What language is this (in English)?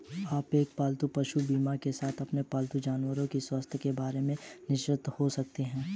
Hindi